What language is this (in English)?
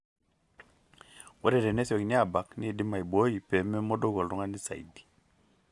Masai